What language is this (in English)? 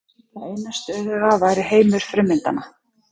Icelandic